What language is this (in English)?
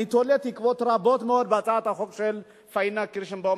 Hebrew